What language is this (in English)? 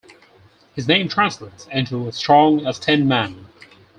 English